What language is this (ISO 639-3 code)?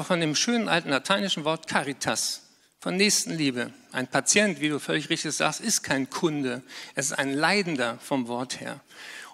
deu